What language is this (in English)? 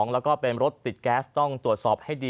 Thai